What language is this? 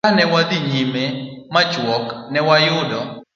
Luo (Kenya and Tanzania)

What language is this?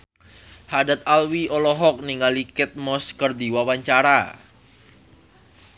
Sundanese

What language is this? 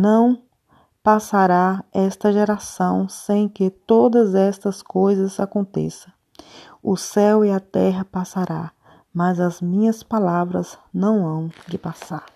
Portuguese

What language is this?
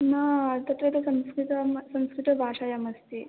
Sanskrit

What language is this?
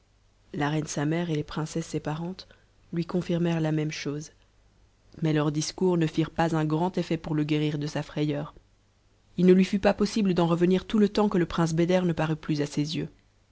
French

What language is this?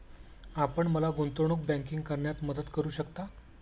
Marathi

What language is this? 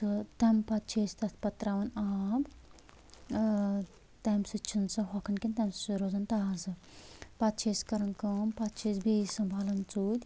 Kashmiri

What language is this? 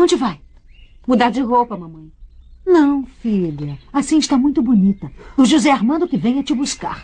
Portuguese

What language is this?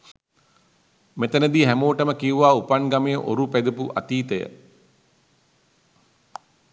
Sinhala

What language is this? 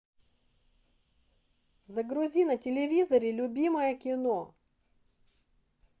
Russian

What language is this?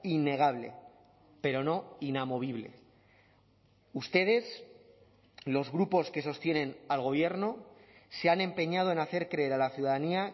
Spanish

